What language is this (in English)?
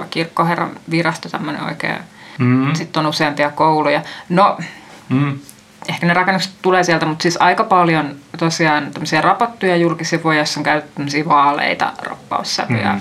Finnish